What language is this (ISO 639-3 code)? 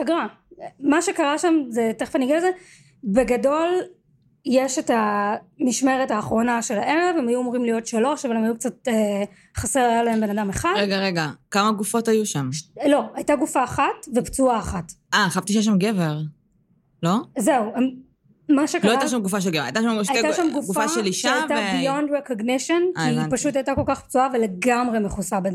heb